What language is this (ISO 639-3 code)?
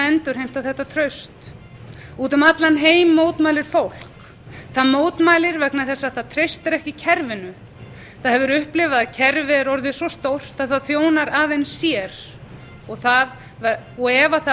isl